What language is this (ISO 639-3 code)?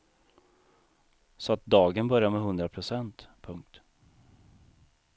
swe